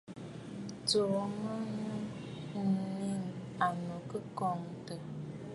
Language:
Bafut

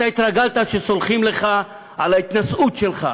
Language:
Hebrew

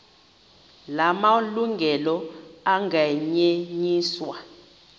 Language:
Xhosa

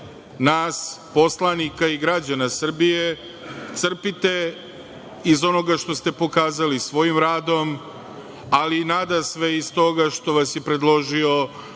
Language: Serbian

